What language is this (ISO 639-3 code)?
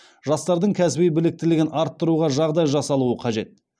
kaz